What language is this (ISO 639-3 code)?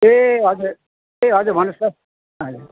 nep